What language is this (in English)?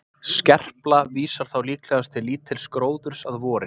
Icelandic